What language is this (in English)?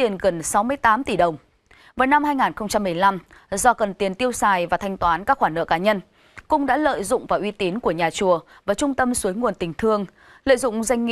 Vietnamese